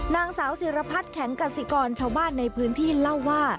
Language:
Thai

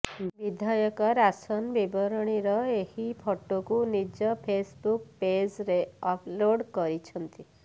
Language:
Odia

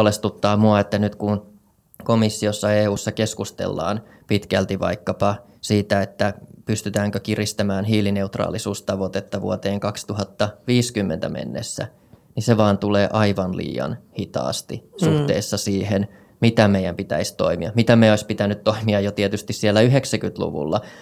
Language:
Finnish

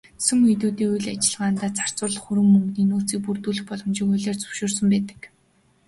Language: Mongolian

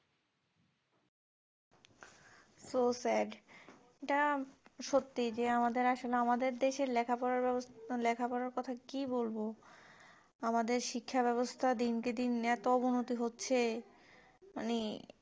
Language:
Bangla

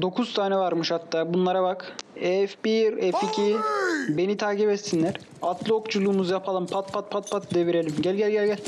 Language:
Turkish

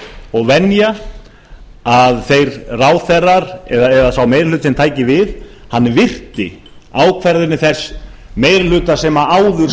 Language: Icelandic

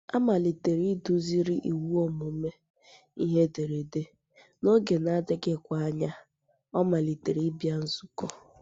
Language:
Igbo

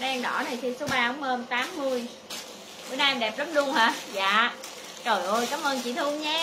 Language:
Vietnamese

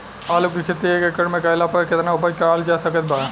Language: Bhojpuri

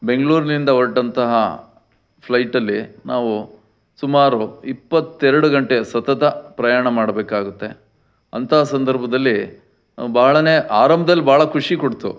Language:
Kannada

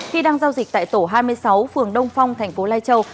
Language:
Vietnamese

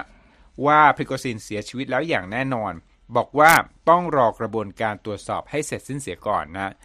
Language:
Thai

